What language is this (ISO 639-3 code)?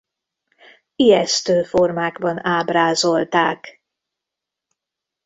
hun